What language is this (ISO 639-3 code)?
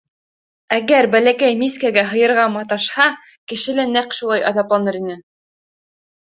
bak